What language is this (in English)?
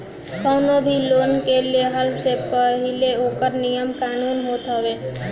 Bhojpuri